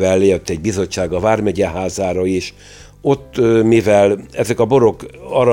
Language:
Hungarian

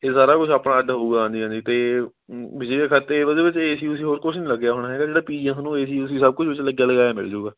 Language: Punjabi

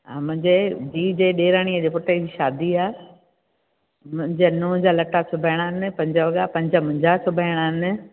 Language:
Sindhi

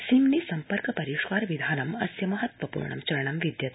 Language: Sanskrit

